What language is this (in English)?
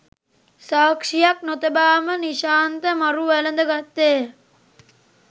Sinhala